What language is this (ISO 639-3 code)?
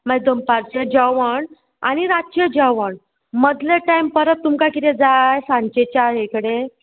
kok